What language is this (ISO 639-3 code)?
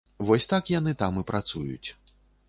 bel